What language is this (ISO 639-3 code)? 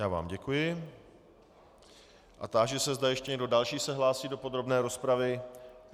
ces